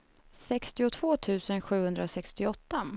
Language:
Swedish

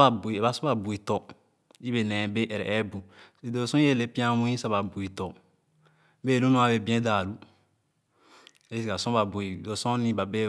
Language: Khana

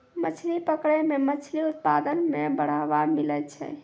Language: Maithili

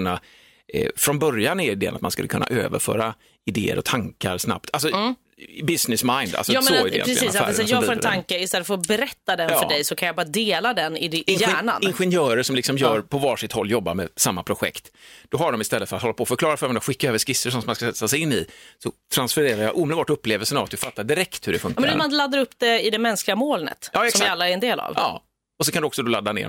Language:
Swedish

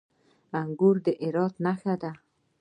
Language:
Pashto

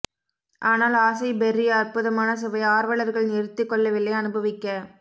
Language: Tamil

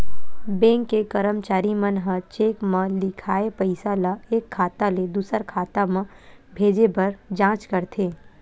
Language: Chhattisgarhi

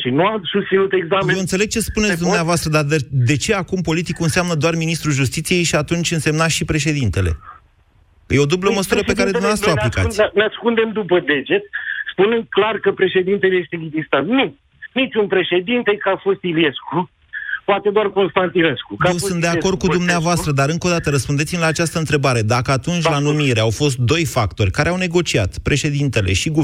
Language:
Romanian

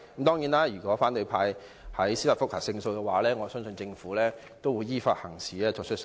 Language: Cantonese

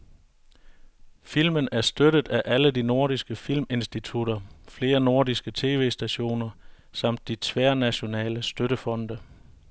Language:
Danish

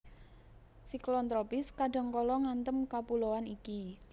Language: Javanese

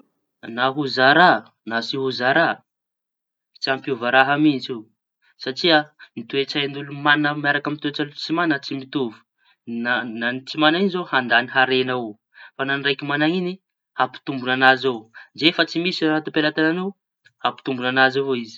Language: Tanosy Malagasy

